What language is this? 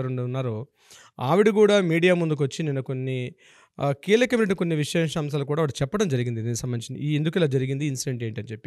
Telugu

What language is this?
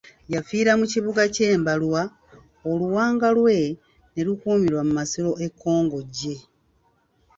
Ganda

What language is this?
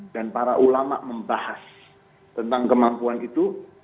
Indonesian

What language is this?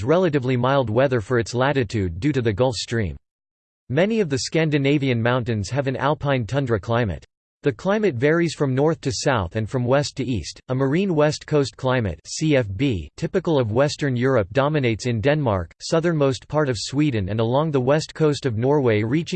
English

